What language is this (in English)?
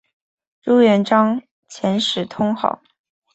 Chinese